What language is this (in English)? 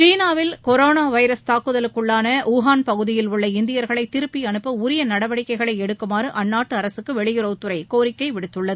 Tamil